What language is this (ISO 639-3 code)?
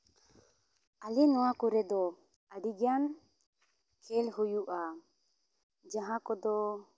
sat